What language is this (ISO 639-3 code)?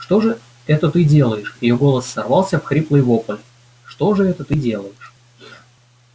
rus